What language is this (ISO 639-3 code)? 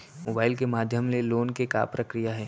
hne